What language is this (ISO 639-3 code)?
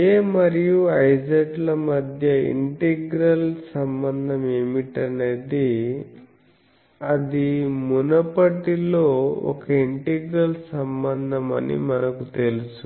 tel